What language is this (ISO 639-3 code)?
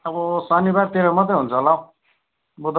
nep